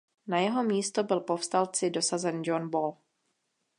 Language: Czech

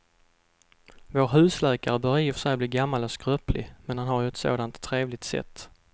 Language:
Swedish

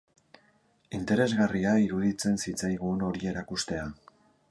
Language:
Basque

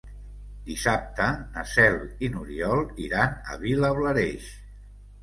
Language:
Catalan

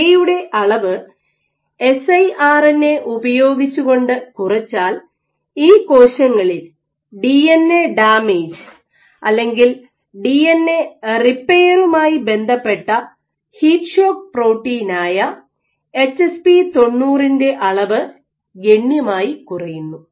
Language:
Malayalam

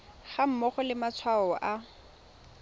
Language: Tswana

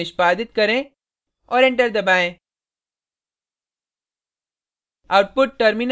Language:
Hindi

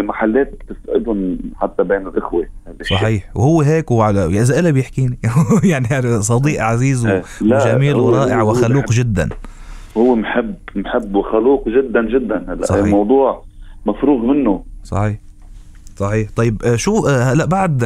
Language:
Arabic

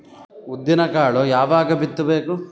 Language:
Kannada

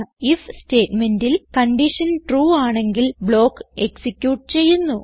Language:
Malayalam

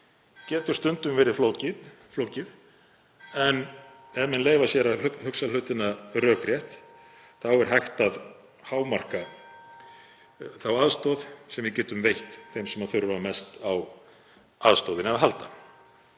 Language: Icelandic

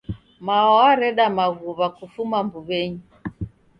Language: Taita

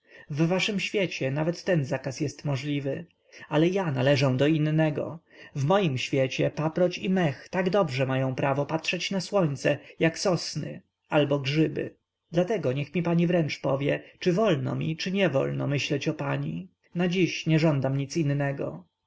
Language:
Polish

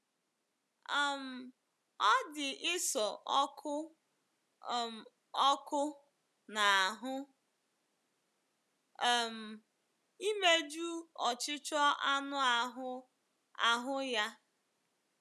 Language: Igbo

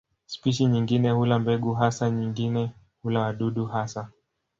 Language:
Swahili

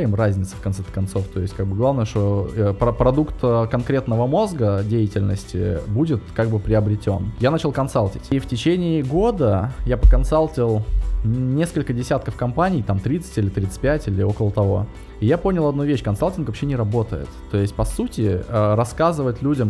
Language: Russian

